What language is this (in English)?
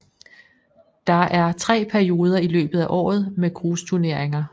Danish